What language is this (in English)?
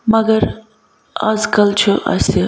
Kashmiri